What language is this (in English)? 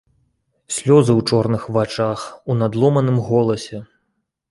Belarusian